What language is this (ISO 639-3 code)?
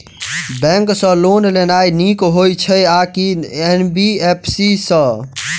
mai